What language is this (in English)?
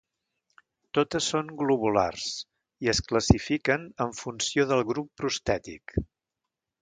Catalan